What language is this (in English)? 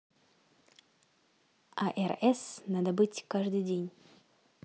Russian